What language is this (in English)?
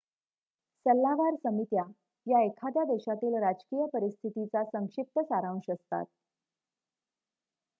Marathi